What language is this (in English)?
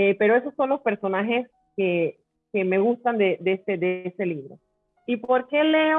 Spanish